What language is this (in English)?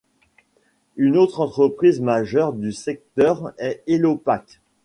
French